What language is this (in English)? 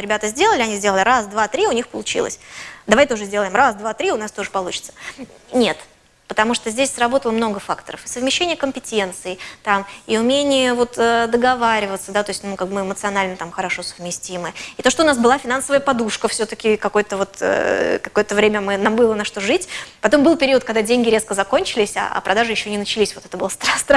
Russian